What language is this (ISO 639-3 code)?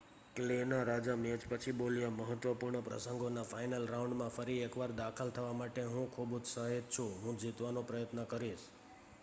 guj